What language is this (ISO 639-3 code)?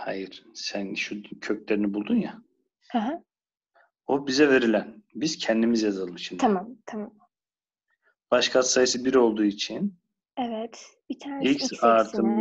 tur